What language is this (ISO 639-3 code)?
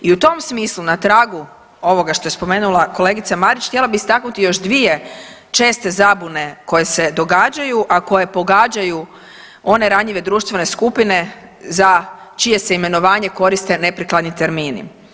hrv